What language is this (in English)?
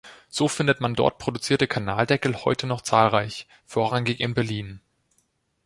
German